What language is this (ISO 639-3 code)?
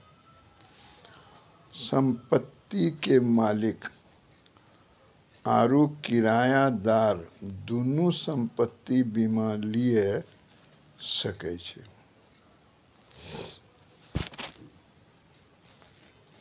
mai